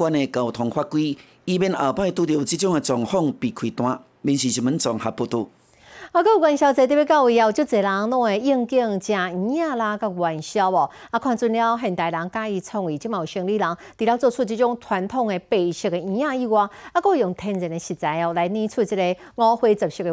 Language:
Chinese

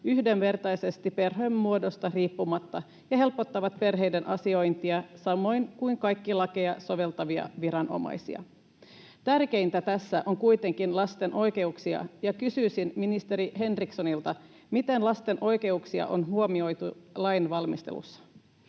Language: Finnish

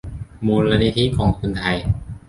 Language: Thai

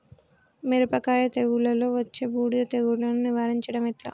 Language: Telugu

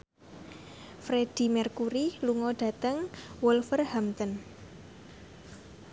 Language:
Javanese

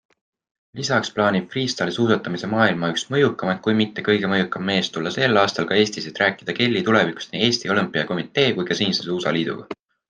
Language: Estonian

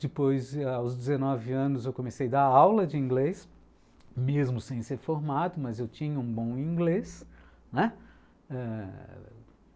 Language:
Portuguese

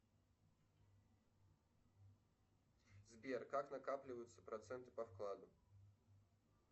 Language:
Russian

